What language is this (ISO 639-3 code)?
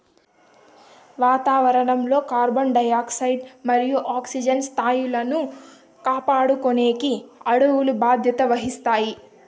tel